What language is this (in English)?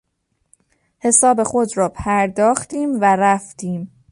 Persian